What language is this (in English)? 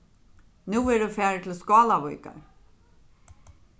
Faroese